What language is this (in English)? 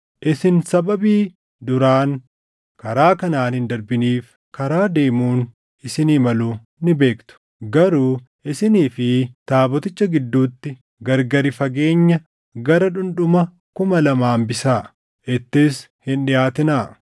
Oromo